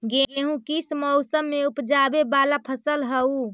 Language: Magahi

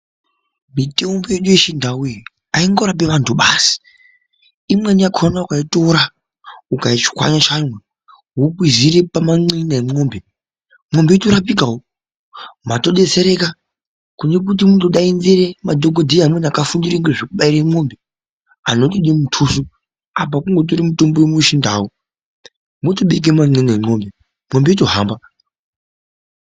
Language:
Ndau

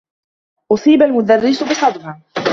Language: Arabic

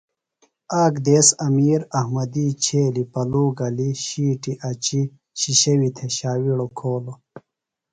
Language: Phalura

